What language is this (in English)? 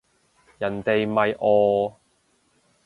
Cantonese